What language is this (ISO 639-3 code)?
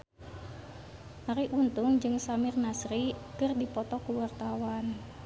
sun